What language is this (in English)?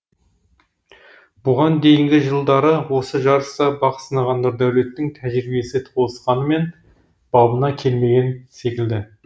Kazakh